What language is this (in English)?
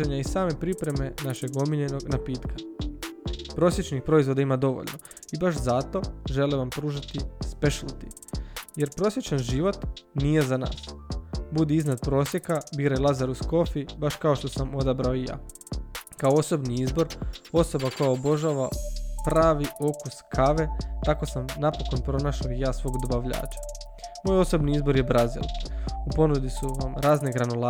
Croatian